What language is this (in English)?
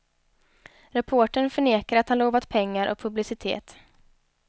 Swedish